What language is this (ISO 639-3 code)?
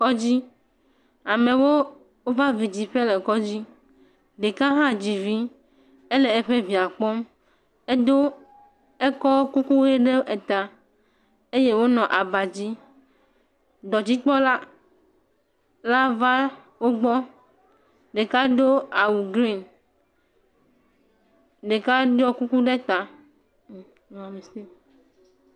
ewe